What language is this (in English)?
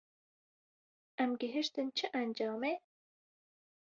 Kurdish